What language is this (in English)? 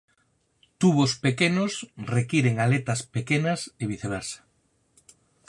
Galician